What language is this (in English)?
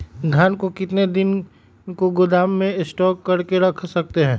Magahi